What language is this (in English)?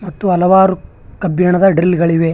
Kannada